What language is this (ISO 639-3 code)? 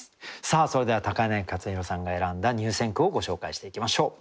jpn